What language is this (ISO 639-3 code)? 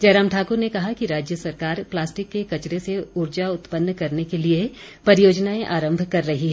hin